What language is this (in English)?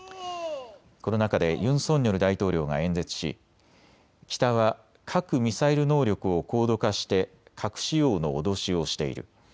Japanese